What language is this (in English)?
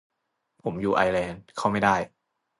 Thai